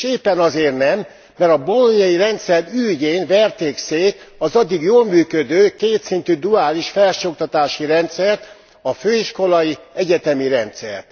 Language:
Hungarian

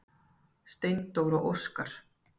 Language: Icelandic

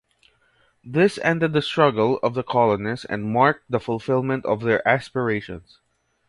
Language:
English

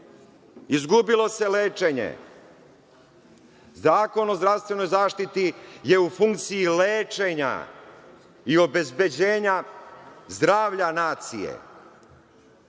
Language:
Serbian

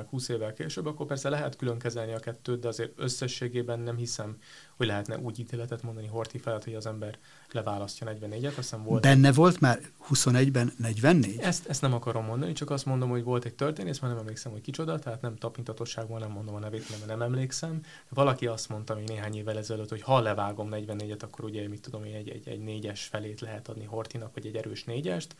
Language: Hungarian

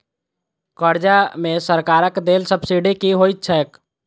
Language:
Maithili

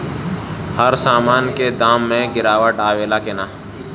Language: Bhojpuri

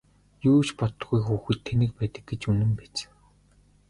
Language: Mongolian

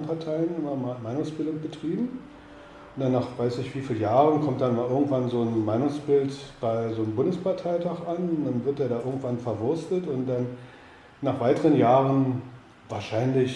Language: German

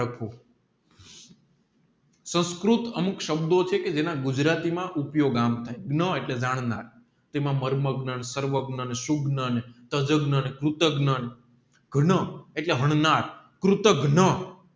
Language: Gujarati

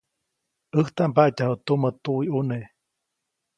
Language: Copainalá Zoque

